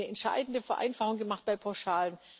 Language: German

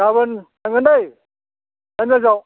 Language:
Bodo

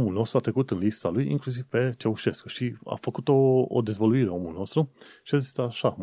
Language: Romanian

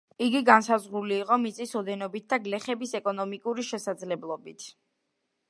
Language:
Georgian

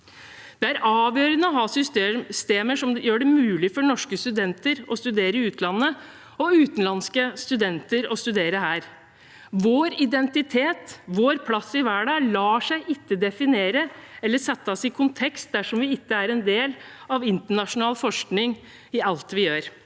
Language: Norwegian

